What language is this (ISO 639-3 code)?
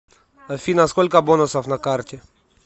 rus